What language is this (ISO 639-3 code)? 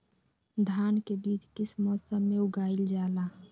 mag